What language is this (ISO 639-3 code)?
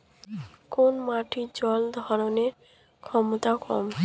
ben